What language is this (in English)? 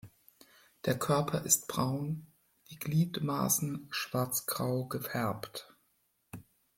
German